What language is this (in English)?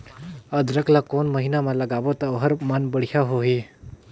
Chhattisgarhi